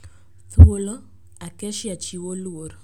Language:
Luo (Kenya and Tanzania)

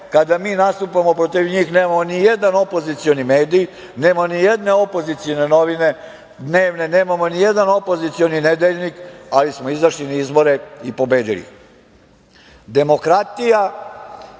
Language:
Serbian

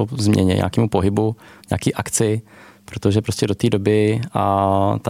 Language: Czech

